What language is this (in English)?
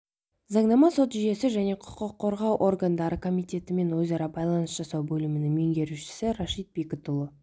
Kazakh